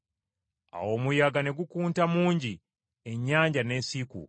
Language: Ganda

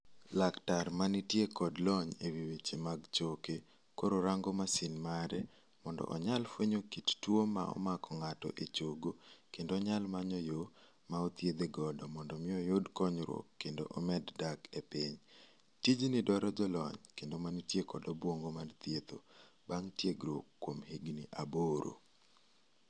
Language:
Luo (Kenya and Tanzania)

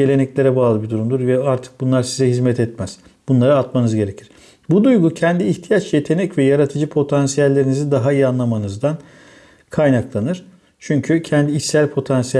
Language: Turkish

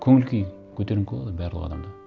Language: Kazakh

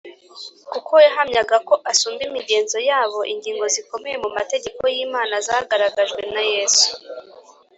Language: Kinyarwanda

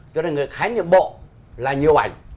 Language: Vietnamese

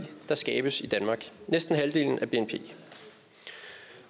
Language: Danish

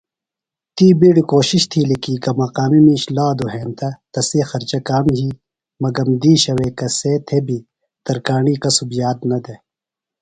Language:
Phalura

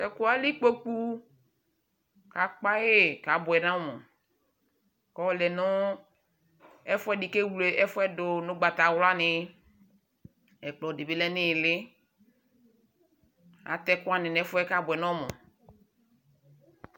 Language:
Ikposo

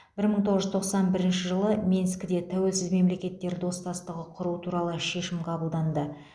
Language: Kazakh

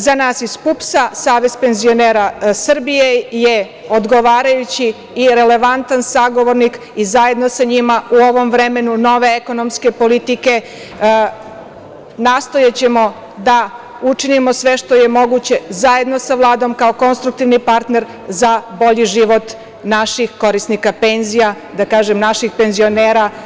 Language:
Serbian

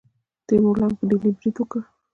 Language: Pashto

